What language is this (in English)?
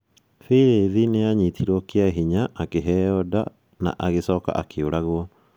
Kikuyu